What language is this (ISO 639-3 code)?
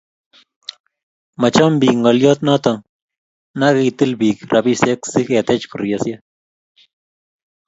kln